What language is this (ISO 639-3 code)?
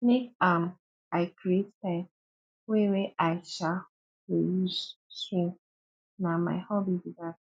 pcm